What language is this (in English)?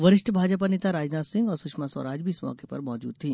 Hindi